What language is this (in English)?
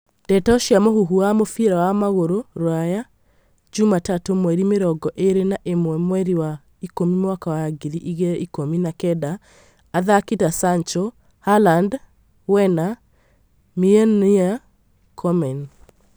Kikuyu